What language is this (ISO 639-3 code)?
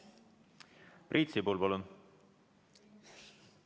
est